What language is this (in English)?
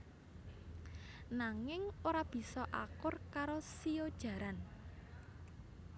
Javanese